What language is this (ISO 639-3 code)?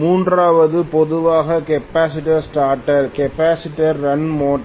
tam